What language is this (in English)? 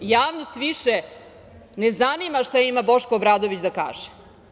Serbian